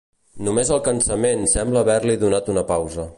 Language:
Catalan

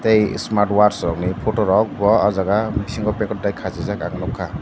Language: Kok Borok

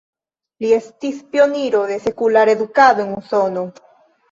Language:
Esperanto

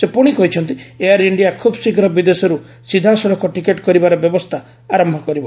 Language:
Odia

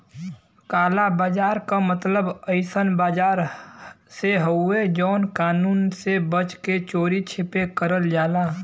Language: Bhojpuri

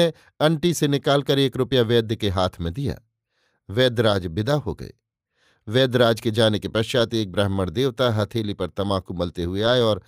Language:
Hindi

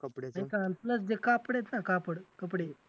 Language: Marathi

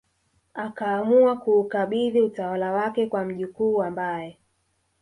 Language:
Swahili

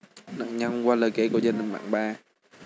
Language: Vietnamese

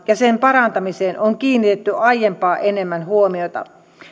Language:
Finnish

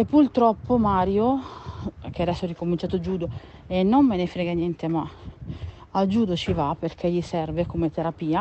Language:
Italian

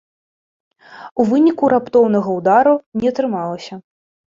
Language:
Belarusian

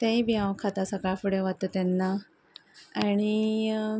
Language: Konkani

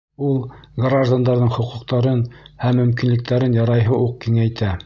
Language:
Bashkir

